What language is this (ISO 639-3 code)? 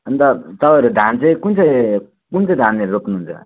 nep